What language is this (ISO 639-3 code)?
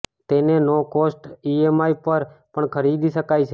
guj